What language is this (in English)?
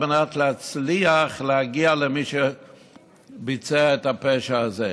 Hebrew